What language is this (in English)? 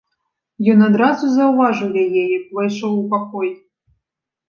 Belarusian